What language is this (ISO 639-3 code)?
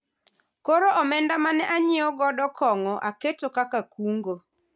luo